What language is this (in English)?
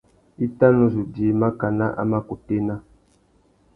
Tuki